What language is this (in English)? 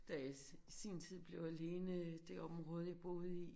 Danish